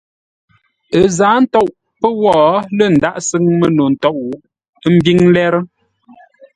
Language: Ngombale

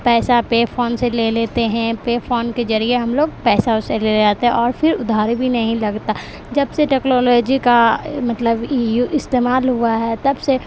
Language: Urdu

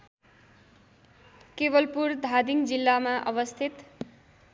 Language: Nepali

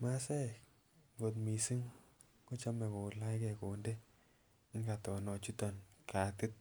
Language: Kalenjin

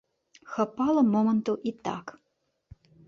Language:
Belarusian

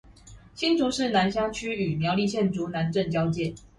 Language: Chinese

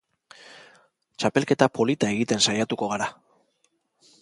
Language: Basque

